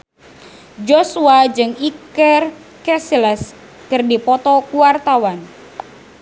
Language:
Sundanese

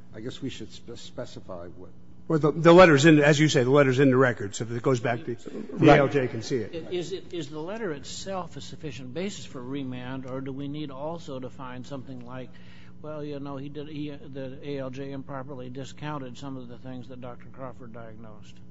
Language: English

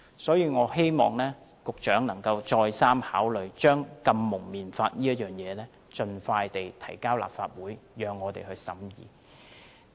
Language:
Cantonese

